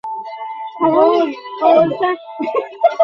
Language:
Bangla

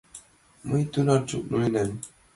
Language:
Mari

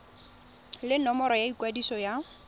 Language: Tswana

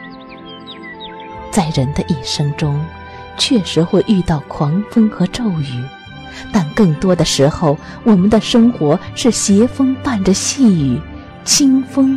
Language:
Chinese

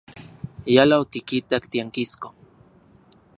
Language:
Central Puebla Nahuatl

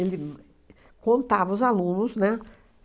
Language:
Portuguese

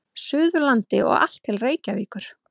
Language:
Icelandic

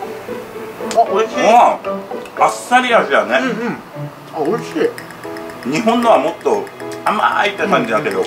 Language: Japanese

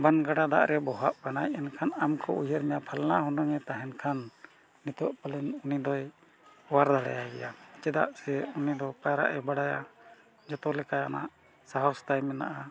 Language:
Santali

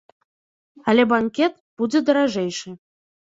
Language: Belarusian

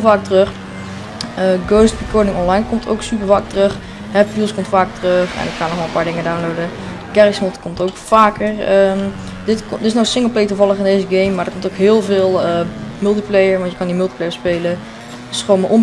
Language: Dutch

